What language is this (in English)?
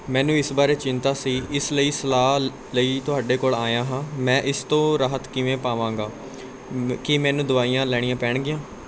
Punjabi